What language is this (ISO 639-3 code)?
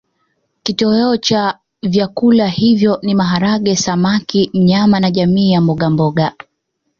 swa